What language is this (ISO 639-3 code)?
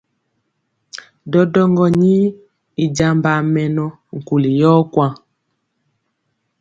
mcx